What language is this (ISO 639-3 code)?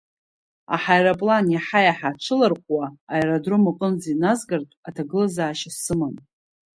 abk